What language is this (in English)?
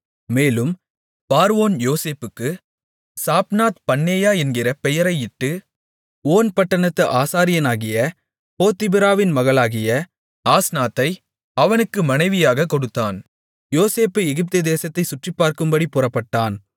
Tamil